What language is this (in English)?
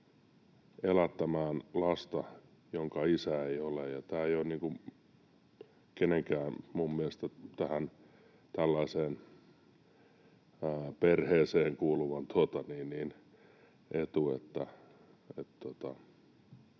Finnish